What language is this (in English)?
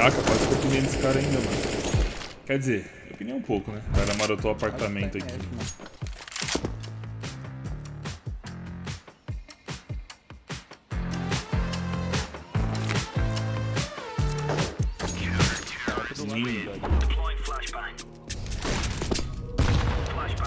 Portuguese